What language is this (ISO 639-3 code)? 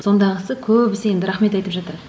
kaz